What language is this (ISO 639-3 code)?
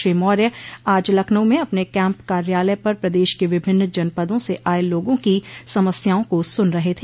hin